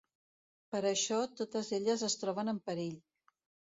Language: Catalan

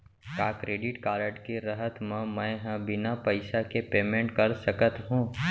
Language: Chhattisgarhi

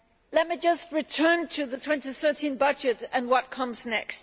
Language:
English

